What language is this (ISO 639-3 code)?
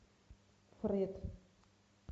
rus